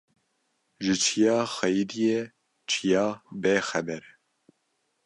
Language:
Kurdish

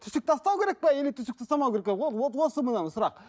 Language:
Kazakh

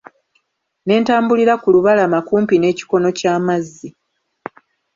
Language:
Ganda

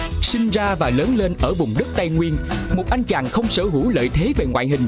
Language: Vietnamese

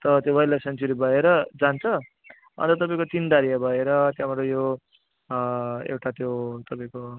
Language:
Nepali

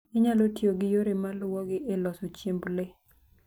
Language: Luo (Kenya and Tanzania)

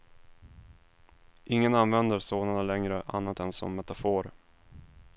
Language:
Swedish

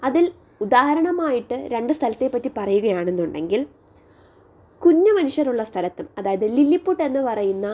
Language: Malayalam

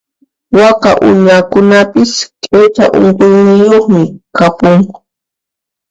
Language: Puno Quechua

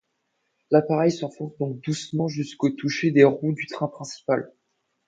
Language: French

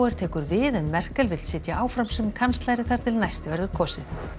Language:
Icelandic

